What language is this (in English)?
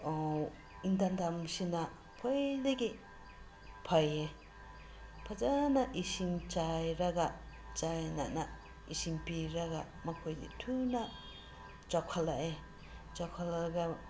Manipuri